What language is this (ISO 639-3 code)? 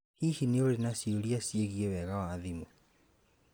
kik